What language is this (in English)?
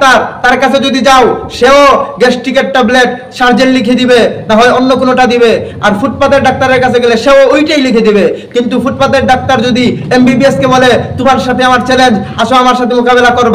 Bangla